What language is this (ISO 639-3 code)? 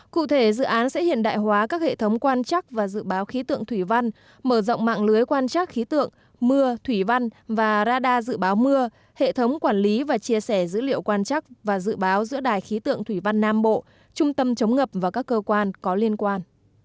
vie